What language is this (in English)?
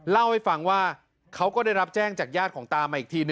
Thai